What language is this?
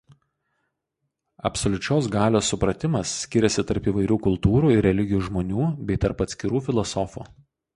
Lithuanian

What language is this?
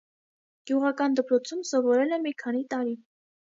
Armenian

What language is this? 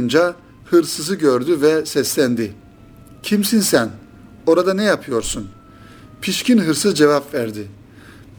Turkish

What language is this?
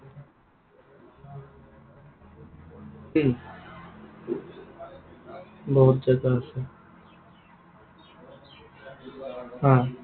Assamese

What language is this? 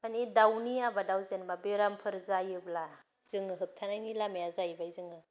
Bodo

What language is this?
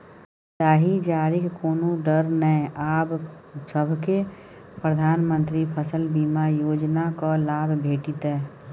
Maithili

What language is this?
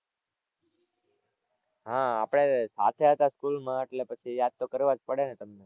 Gujarati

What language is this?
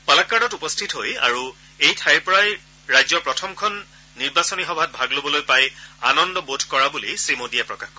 Assamese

